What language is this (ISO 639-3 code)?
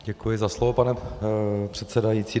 ces